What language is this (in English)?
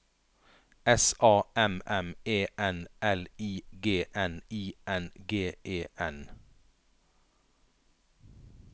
Norwegian